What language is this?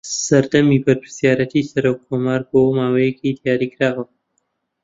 Central Kurdish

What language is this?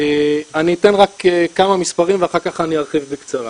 Hebrew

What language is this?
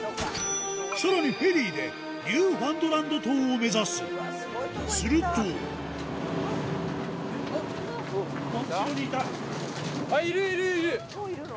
Japanese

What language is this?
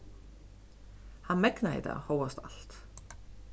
Faroese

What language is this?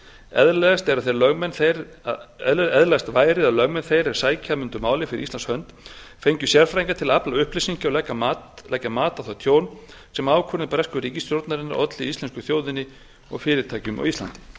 Icelandic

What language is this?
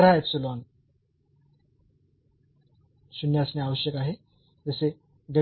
Marathi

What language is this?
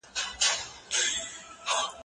Pashto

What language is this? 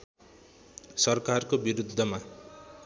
Nepali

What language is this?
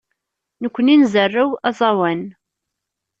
Kabyle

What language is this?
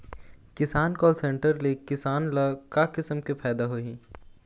Chhattisgarhi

